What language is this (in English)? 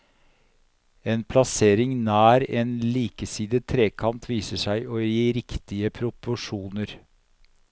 Norwegian